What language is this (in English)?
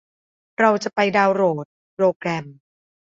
Thai